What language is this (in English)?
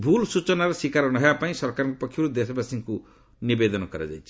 Odia